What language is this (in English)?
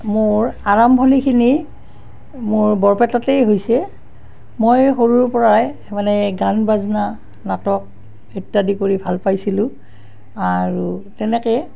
Assamese